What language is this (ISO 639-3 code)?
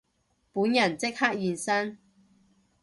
yue